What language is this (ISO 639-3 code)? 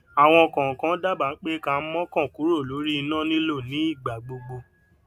yor